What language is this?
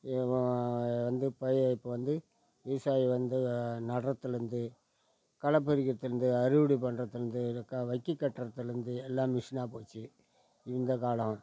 Tamil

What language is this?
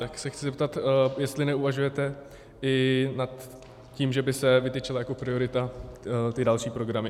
Czech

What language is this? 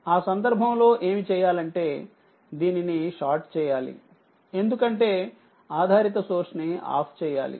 Telugu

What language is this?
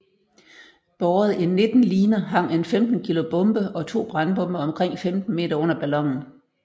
Danish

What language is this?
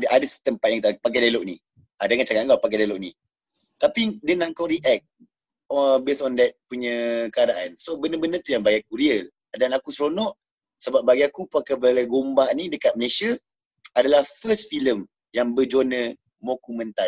Malay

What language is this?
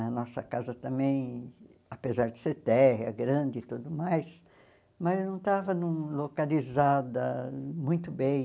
Portuguese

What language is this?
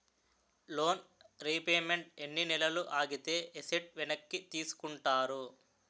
Telugu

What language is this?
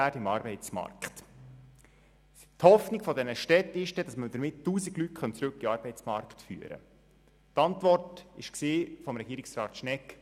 Swiss German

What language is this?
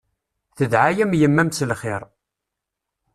Kabyle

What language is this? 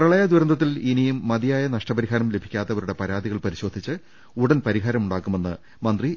Malayalam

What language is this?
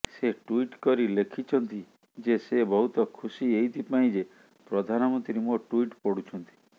Odia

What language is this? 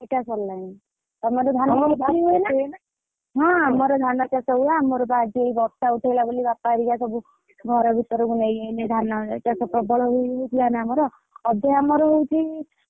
Odia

